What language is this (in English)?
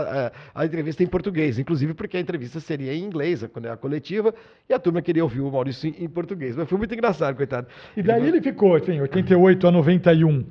Portuguese